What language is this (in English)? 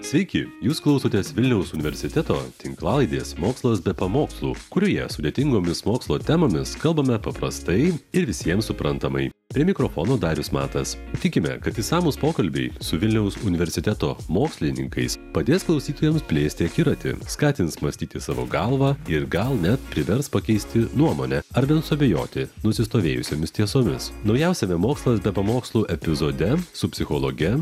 Lithuanian